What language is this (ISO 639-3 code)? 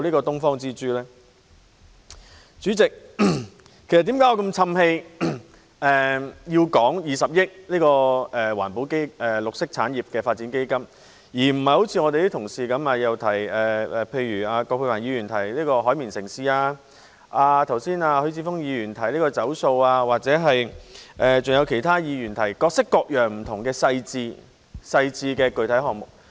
yue